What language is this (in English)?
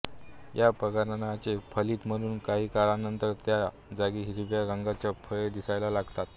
Marathi